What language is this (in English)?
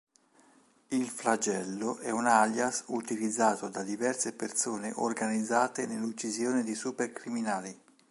Italian